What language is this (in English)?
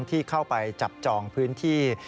Thai